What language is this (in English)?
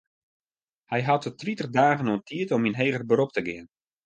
Western Frisian